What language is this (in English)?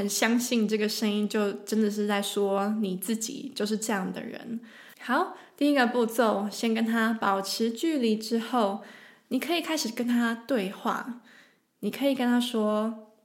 Chinese